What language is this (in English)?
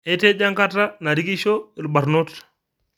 Masai